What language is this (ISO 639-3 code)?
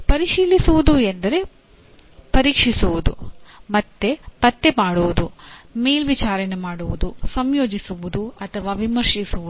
kan